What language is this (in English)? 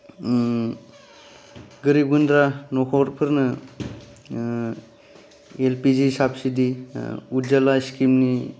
Bodo